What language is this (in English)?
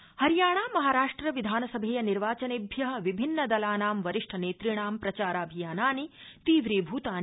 Sanskrit